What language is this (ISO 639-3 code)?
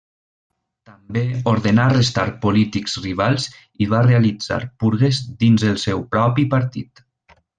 cat